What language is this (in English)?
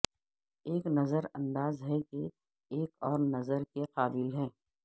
Urdu